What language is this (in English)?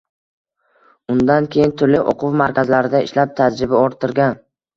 Uzbek